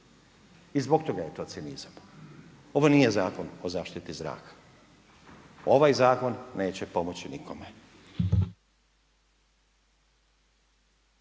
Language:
Croatian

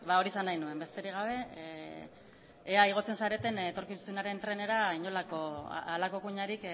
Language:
Basque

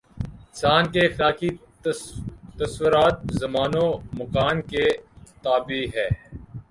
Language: Urdu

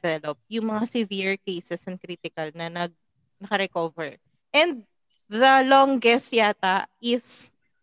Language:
Filipino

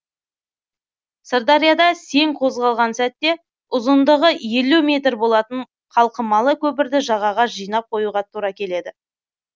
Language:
Kazakh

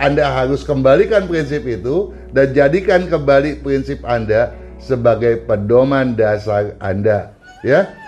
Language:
Indonesian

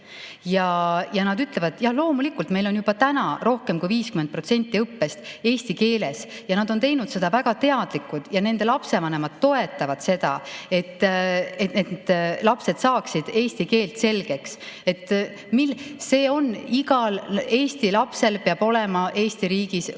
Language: Estonian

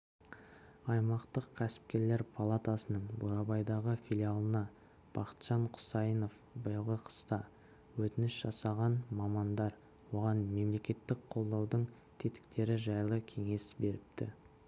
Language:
Kazakh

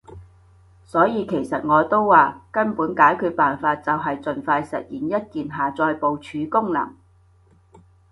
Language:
Cantonese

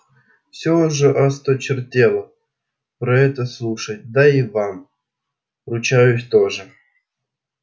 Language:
Russian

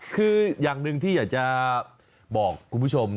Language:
Thai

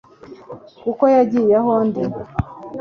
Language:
Kinyarwanda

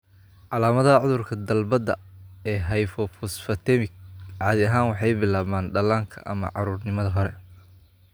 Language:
Somali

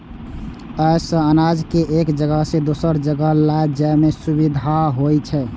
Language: Maithili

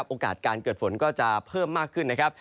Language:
Thai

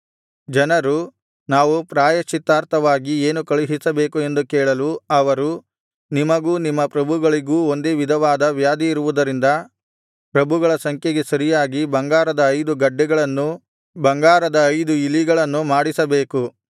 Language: Kannada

